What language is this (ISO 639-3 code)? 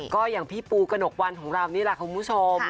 tha